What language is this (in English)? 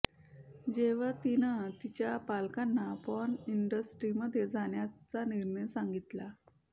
Marathi